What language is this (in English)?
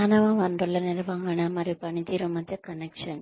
Telugu